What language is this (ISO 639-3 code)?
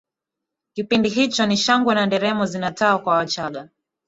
swa